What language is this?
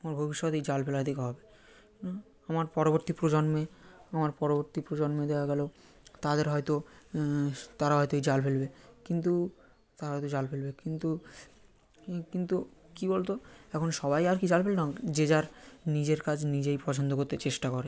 Bangla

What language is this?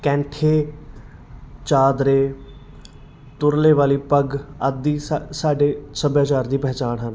Punjabi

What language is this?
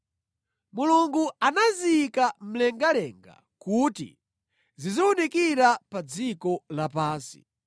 Nyanja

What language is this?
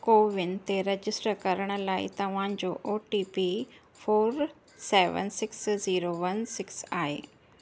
Sindhi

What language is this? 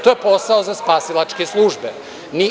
Serbian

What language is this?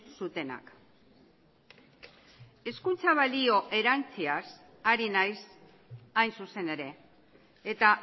Basque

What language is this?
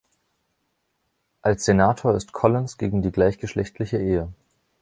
German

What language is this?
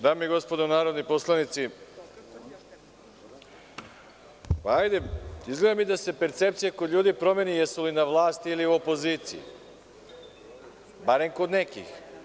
Serbian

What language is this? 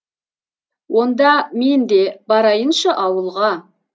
Kazakh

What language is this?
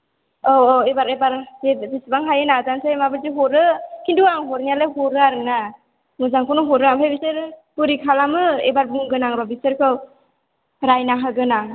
Bodo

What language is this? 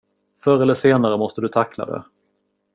Swedish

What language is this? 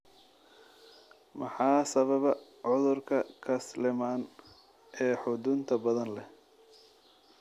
Somali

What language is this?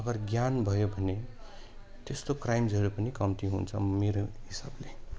Nepali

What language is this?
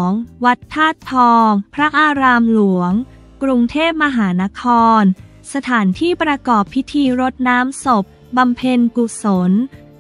Thai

